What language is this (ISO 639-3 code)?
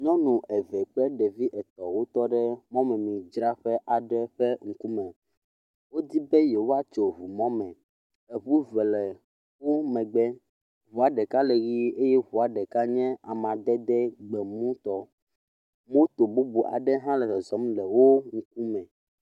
ewe